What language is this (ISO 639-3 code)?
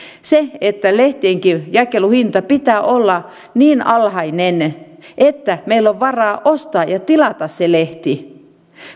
fin